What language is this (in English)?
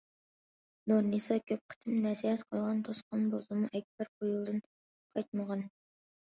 Uyghur